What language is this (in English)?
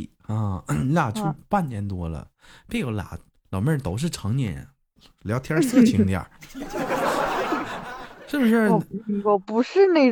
Chinese